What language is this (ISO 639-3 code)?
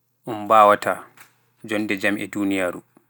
fuf